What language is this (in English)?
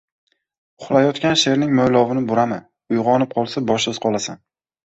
Uzbek